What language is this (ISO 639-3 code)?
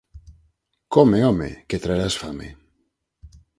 glg